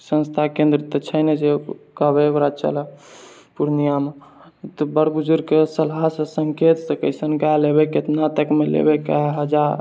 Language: Maithili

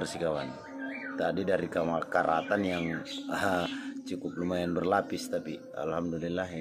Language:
Indonesian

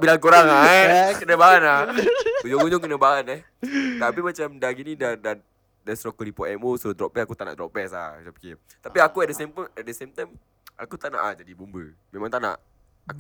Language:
Malay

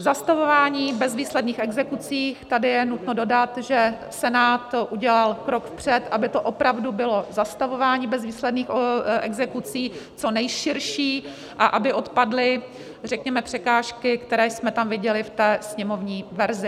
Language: Czech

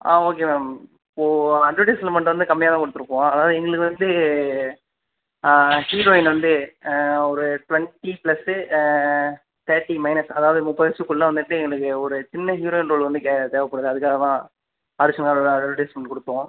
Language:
Tamil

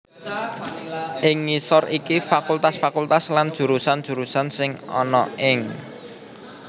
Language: Javanese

